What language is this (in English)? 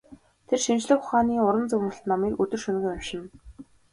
Mongolian